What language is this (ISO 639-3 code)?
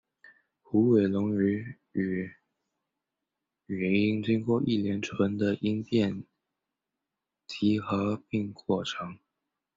zho